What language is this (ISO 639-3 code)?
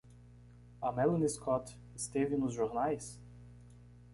por